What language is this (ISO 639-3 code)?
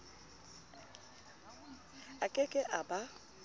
sot